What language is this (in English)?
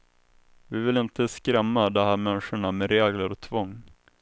Swedish